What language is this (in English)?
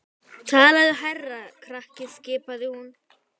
Icelandic